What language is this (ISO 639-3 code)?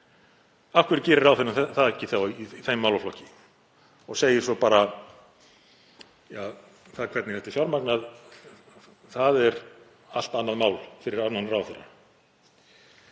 isl